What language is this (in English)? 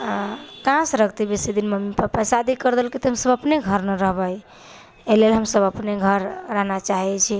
Maithili